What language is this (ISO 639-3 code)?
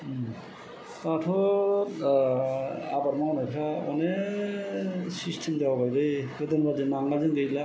brx